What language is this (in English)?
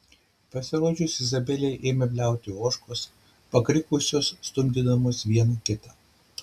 Lithuanian